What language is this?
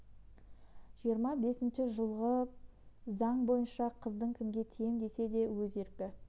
Kazakh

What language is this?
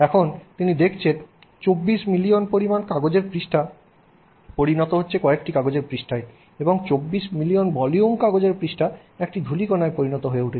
Bangla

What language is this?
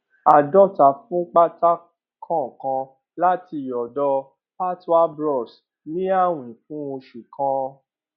Yoruba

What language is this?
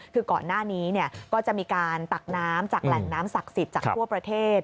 Thai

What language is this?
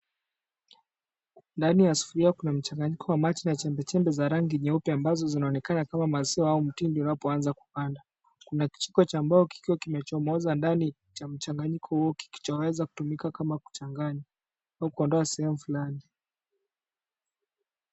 Swahili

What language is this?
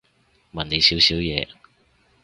Cantonese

